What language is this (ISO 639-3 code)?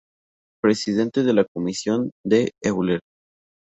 spa